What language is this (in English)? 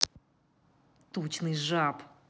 Russian